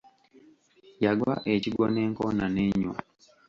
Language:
Ganda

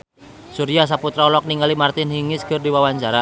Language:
Sundanese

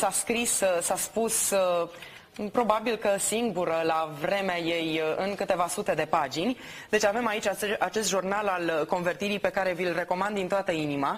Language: Romanian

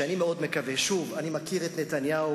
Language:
Hebrew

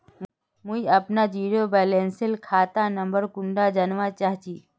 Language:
Magahi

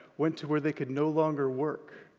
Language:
English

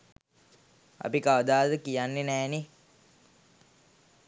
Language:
Sinhala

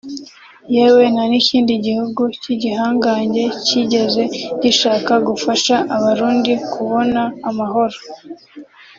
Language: Kinyarwanda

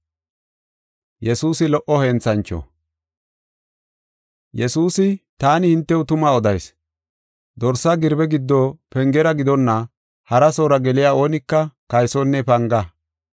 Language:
Gofa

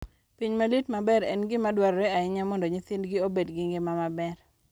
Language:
Luo (Kenya and Tanzania)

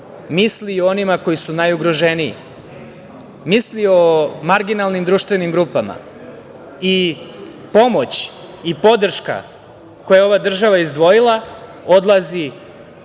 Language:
Serbian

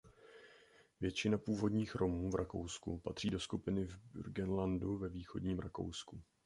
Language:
Czech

